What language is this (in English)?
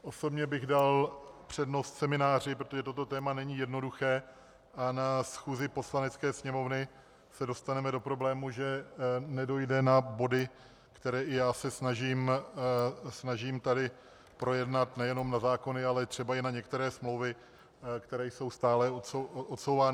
Czech